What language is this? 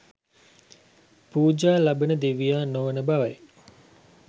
Sinhala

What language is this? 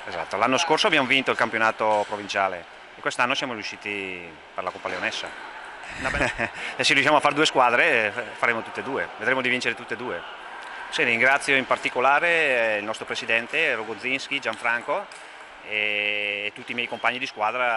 Italian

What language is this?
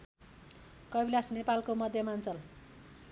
Nepali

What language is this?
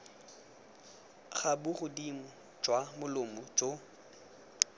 Tswana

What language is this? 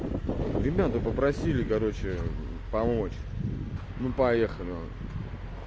Russian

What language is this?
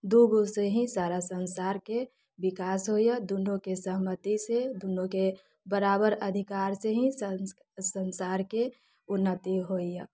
Maithili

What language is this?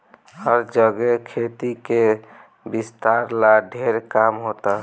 Bhojpuri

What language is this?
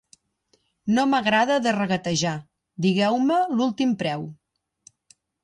Catalan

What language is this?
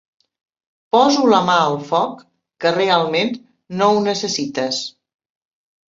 Catalan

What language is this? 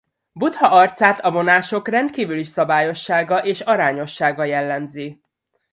Hungarian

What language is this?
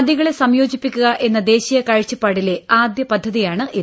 Malayalam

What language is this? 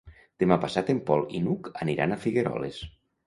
Catalan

